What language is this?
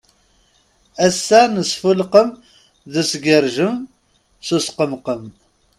Kabyle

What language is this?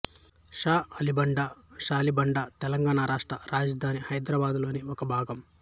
Telugu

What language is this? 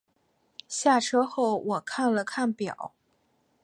Chinese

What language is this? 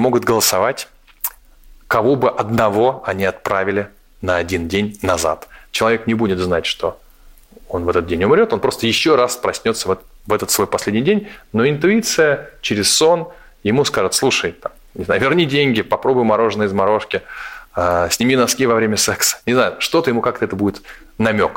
Russian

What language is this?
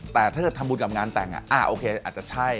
Thai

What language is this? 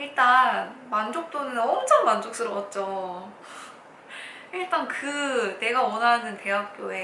Korean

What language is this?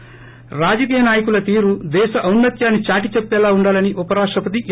Telugu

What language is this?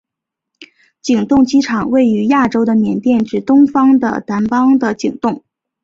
Chinese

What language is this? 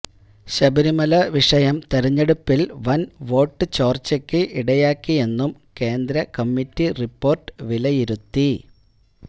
Malayalam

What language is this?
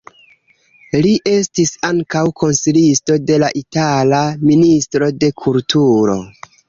Esperanto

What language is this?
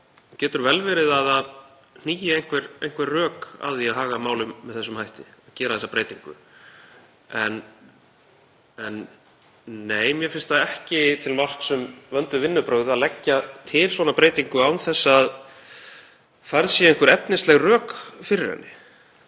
Icelandic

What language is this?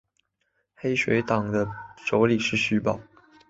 Chinese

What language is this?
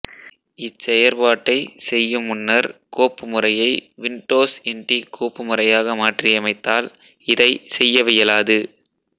Tamil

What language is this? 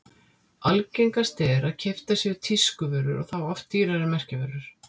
Icelandic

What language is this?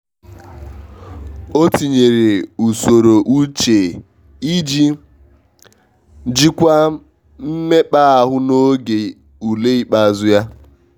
Igbo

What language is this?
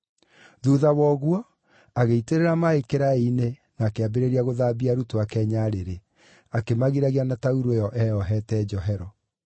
Kikuyu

